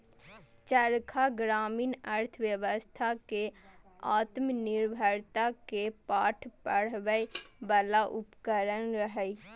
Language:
Maithili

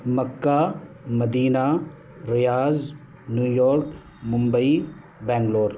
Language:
Urdu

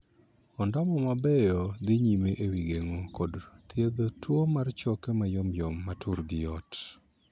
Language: Luo (Kenya and Tanzania)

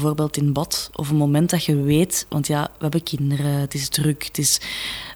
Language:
Dutch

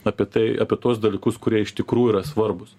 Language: Lithuanian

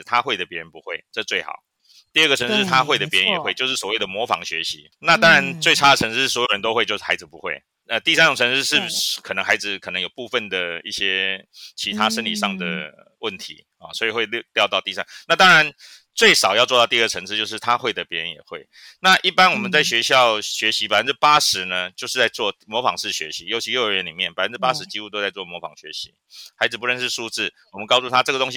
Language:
Chinese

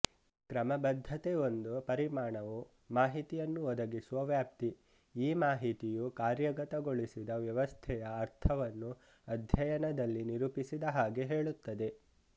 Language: Kannada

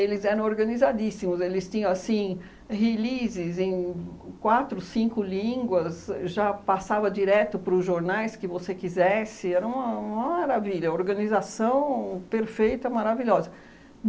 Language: Portuguese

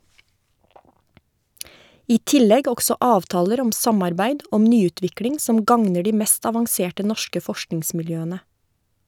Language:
Norwegian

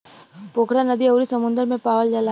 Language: Bhojpuri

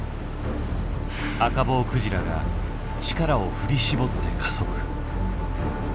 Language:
Japanese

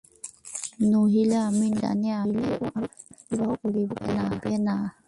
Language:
Bangla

